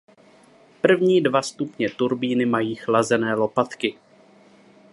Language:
Czech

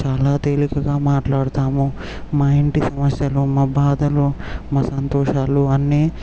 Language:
Telugu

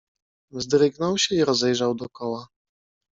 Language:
Polish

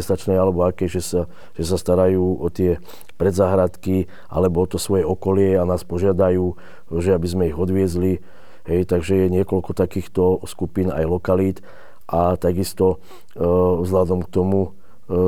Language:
Slovak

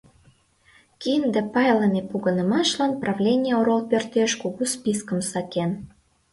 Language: Mari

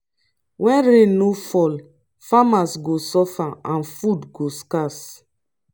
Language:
Nigerian Pidgin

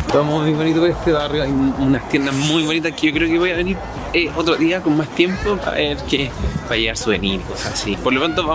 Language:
Spanish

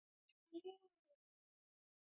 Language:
Pashto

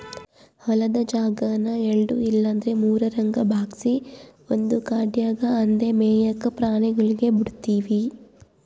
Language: Kannada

